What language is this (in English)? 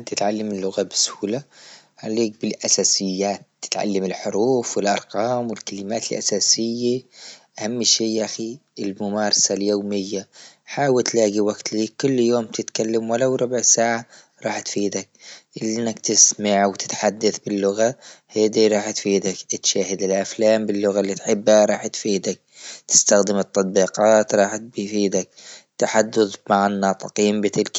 Libyan Arabic